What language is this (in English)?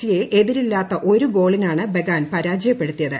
Malayalam